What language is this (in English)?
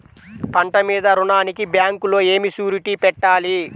Telugu